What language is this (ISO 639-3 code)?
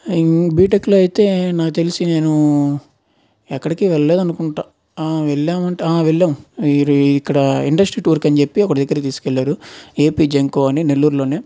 tel